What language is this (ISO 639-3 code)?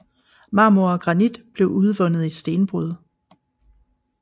dan